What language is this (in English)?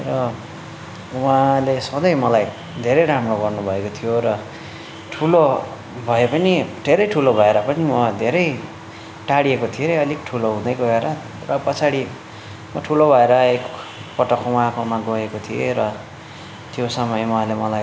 Nepali